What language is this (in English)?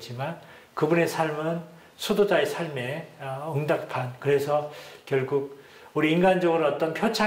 Korean